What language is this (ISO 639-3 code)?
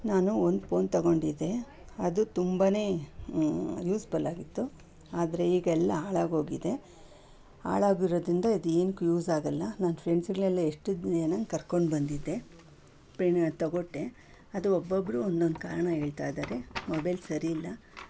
kan